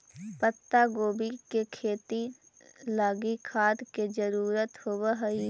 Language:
Magahi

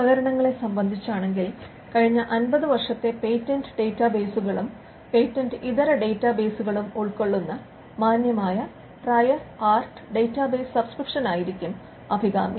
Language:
Malayalam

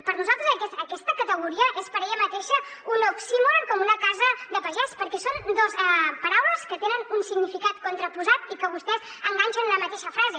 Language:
Catalan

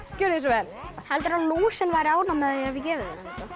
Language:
Icelandic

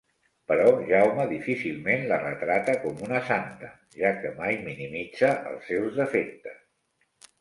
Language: Catalan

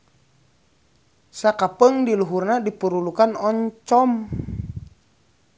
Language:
Sundanese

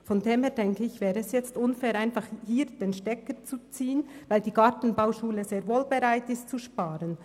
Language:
Swiss German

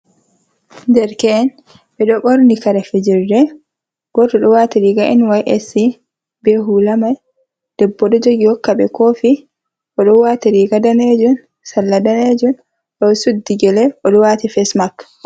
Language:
Fula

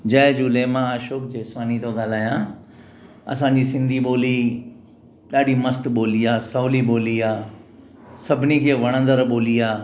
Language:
Sindhi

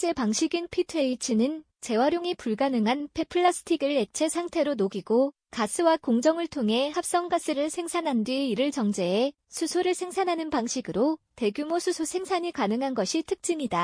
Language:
Korean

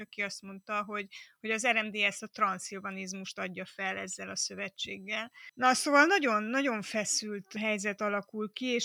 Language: Hungarian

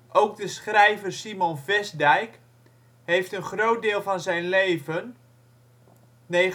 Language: Dutch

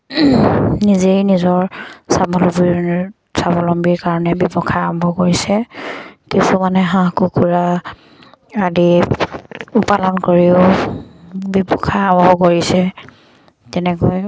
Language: Assamese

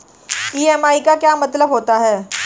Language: Hindi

